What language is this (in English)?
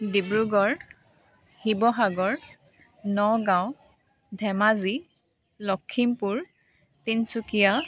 Assamese